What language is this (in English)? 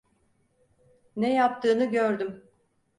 Turkish